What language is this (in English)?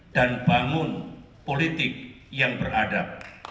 Indonesian